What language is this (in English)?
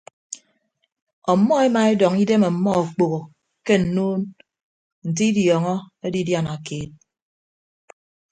Ibibio